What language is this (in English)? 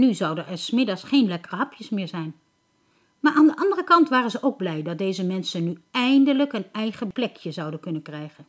Dutch